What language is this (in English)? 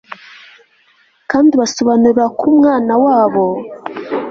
Kinyarwanda